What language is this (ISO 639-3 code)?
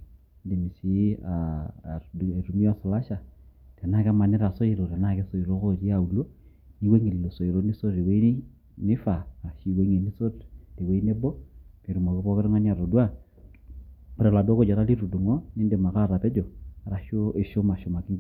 mas